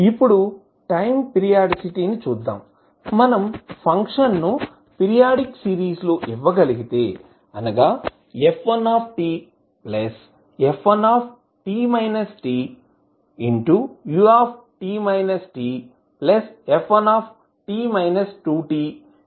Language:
Telugu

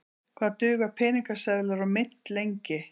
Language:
Icelandic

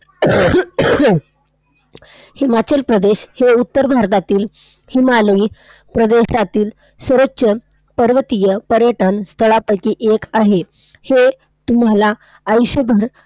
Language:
Marathi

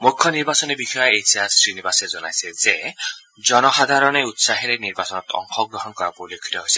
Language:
Assamese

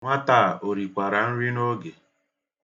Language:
Igbo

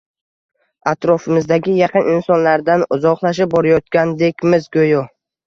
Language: Uzbek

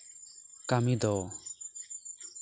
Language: Santali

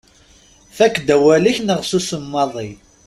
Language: Kabyle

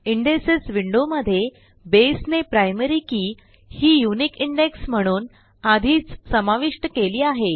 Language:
Marathi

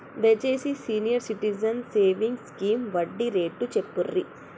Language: Telugu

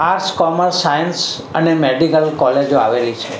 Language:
Gujarati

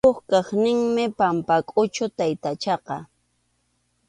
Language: Arequipa-La Unión Quechua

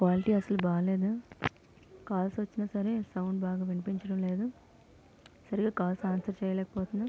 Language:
Telugu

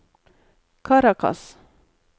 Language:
Norwegian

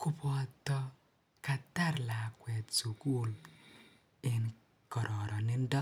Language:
Kalenjin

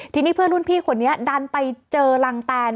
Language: Thai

